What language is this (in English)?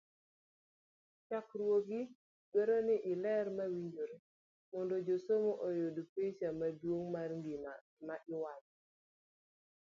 Luo (Kenya and Tanzania)